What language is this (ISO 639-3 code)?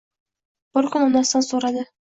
uzb